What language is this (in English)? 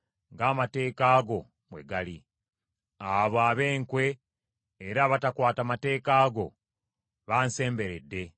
Ganda